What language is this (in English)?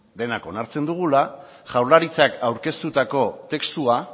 Basque